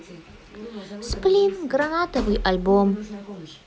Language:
Russian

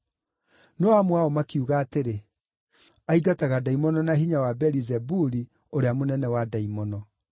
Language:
Kikuyu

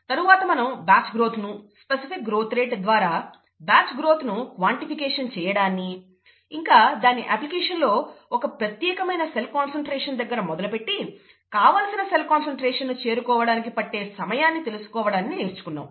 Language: Telugu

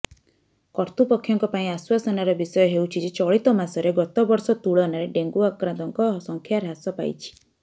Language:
Odia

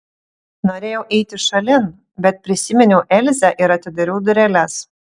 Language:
Lithuanian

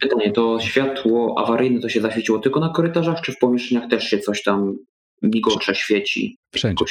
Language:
Polish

